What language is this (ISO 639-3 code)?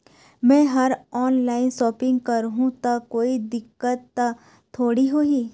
hne